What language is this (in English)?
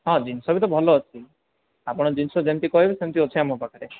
Odia